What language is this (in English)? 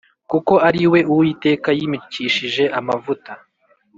Kinyarwanda